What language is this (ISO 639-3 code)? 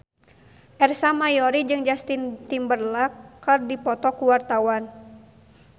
sun